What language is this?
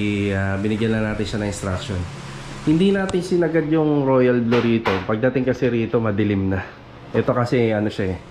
Filipino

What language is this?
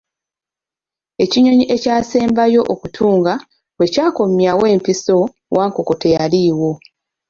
Ganda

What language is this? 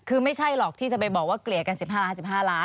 Thai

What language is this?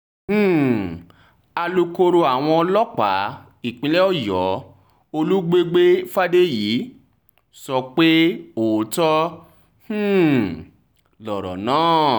Yoruba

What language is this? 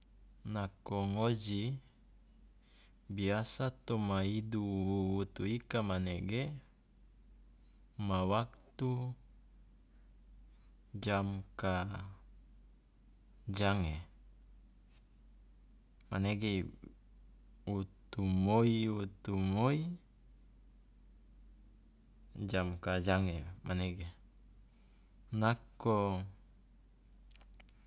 Loloda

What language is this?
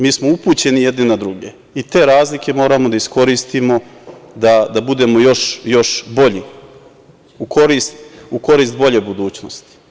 Serbian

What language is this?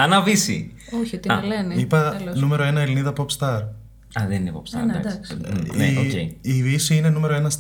Greek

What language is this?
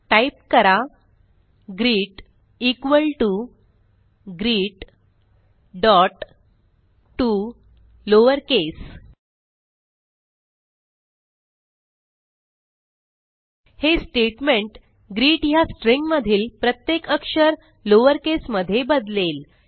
Marathi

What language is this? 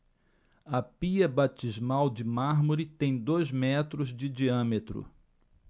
Portuguese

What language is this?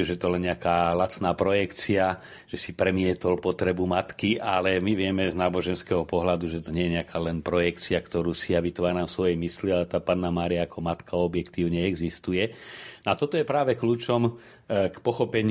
Slovak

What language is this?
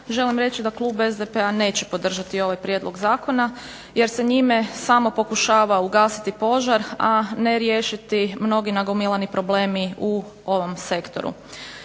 Croatian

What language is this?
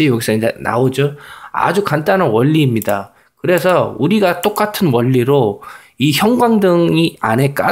Korean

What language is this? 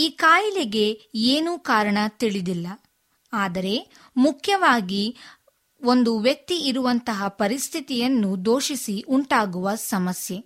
Kannada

